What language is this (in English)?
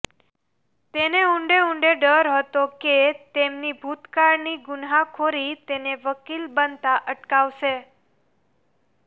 Gujarati